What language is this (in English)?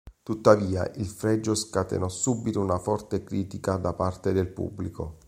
Italian